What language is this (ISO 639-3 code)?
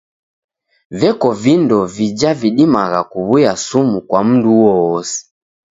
dav